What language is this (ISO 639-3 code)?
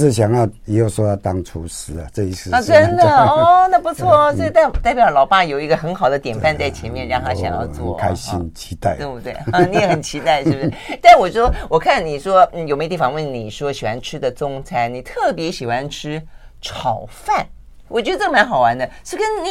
zho